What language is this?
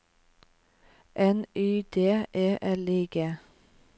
Norwegian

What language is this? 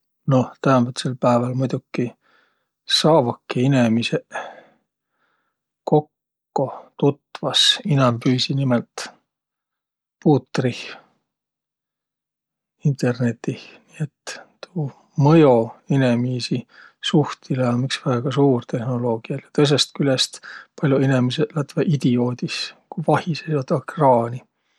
Võro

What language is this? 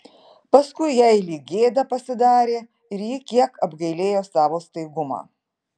Lithuanian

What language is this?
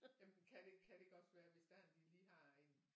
Danish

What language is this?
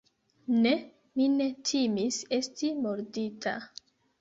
Esperanto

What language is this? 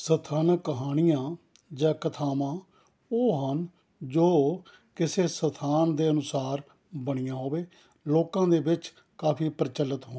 Punjabi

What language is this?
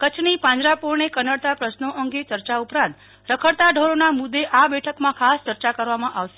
Gujarati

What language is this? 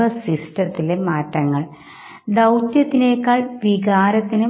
Malayalam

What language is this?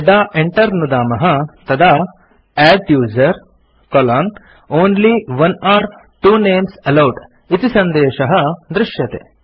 Sanskrit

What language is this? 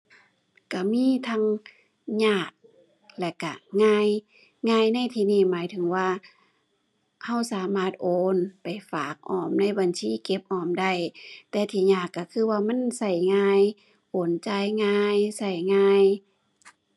Thai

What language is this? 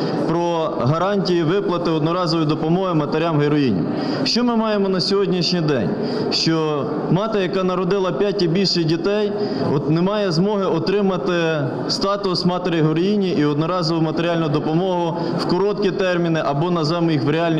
Ukrainian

